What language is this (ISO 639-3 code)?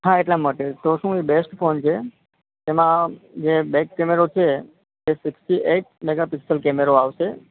guj